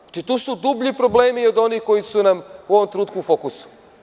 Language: Serbian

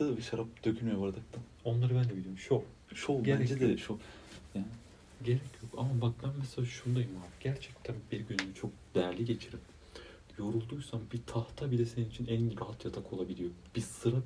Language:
Turkish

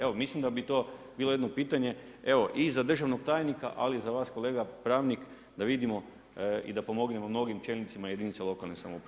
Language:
Croatian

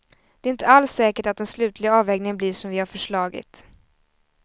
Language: Swedish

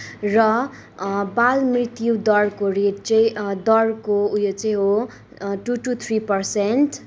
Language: Nepali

